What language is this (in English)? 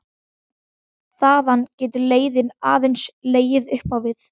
Icelandic